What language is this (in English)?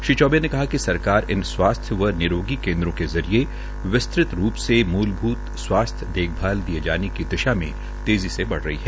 Hindi